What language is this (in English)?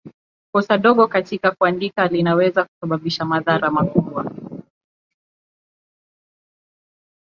Swahili